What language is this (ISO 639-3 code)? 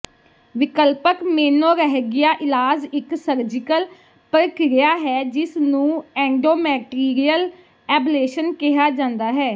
pan